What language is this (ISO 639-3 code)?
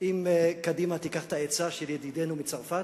heb